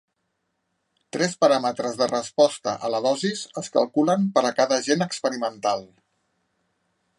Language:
Catalan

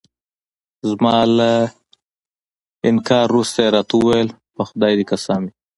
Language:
Pashto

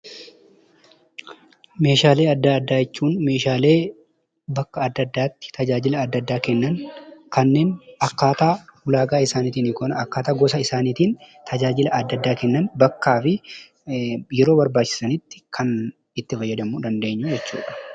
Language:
Oromo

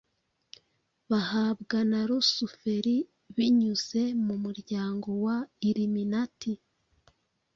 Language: Kinyarwanda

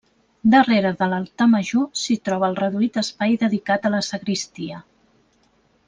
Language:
Catalan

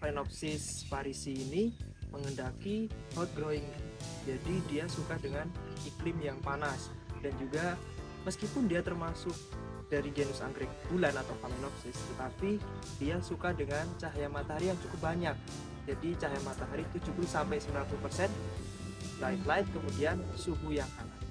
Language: Indonesian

